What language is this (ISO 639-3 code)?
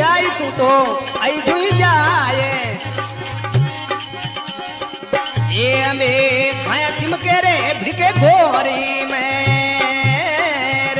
hin